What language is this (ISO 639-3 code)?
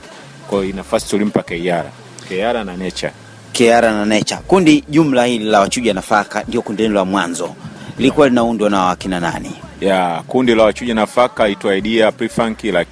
swa